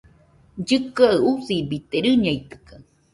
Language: Nüpode Huitoto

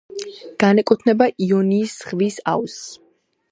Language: Georgian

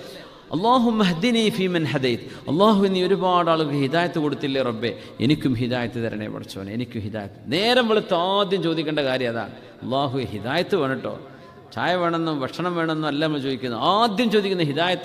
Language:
Arabic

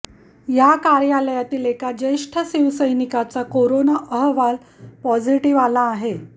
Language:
Marathi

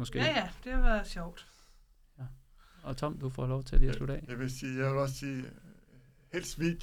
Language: Danish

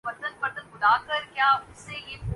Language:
Urdu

